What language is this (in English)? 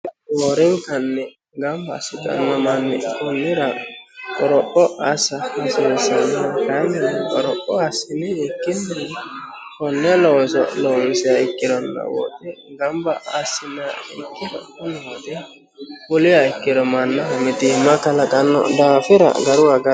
Sidamo